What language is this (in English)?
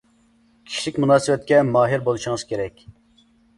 Uyghur